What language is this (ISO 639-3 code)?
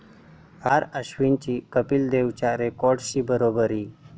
mar